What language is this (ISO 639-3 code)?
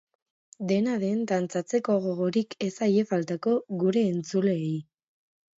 eus